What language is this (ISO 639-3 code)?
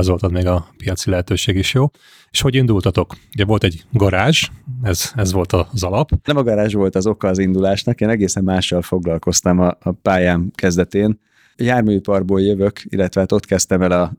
hun